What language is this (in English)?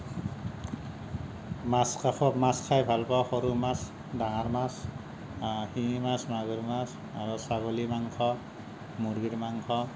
Assamese